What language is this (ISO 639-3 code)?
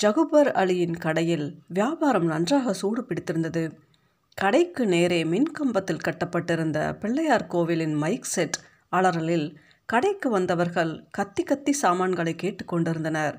tam